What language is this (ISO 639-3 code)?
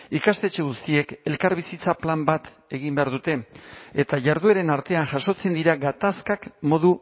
eus